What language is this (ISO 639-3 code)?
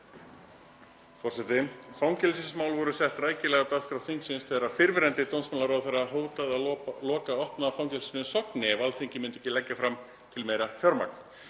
isl